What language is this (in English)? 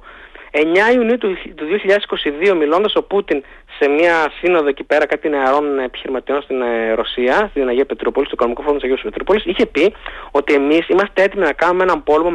Greek